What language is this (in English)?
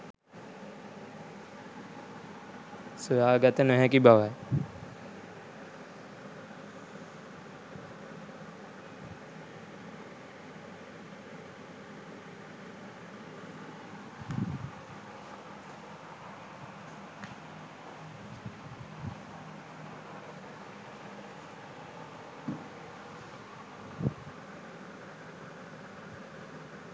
Sinhala